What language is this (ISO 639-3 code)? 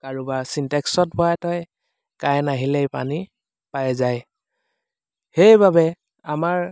asm